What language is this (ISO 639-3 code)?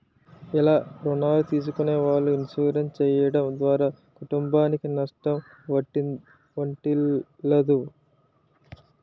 tel